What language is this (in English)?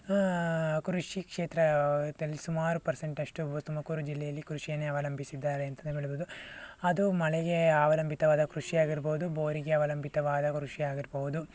Kannada